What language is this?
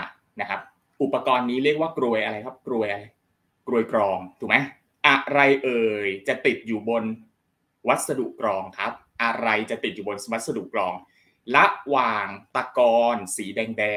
Thai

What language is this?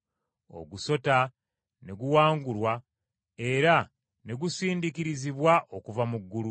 Ganda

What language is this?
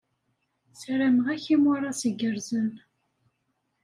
Kabyle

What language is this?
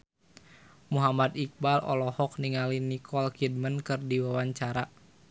Sundanese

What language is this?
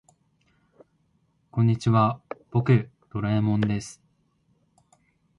Japanese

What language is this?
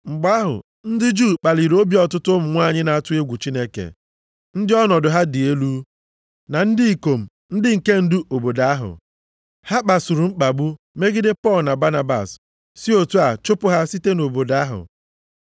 Igbo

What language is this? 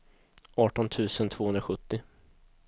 Swedish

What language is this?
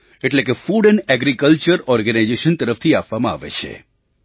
Gujarati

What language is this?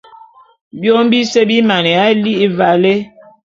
Bulu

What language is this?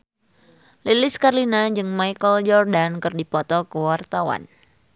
Sundanese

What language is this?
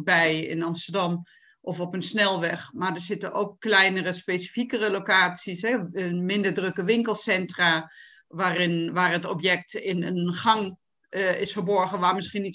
Dutch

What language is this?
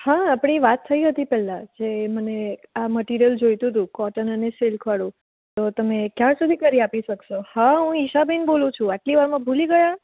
Gujarati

